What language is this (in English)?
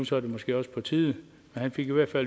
Danish